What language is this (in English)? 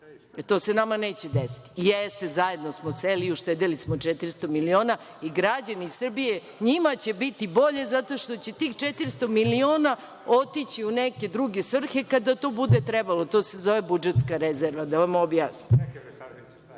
Serbian